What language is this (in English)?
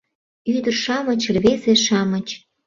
Mari